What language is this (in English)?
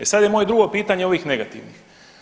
Croatian